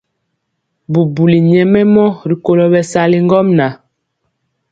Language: Mpiemo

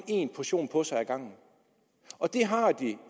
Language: Danish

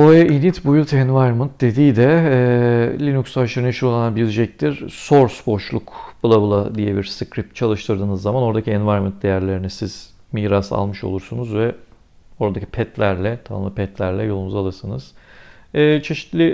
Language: Turkish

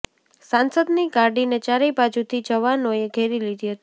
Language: Gujarati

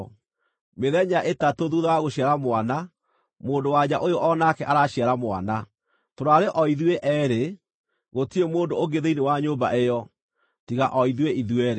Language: Kikuyu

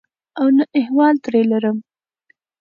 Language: Pashto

